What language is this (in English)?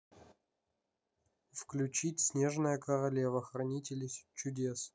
Russian